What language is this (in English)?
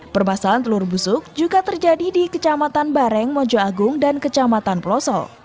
Indonesian